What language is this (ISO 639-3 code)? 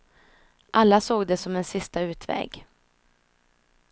swe